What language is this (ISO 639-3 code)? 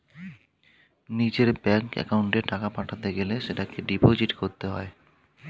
ben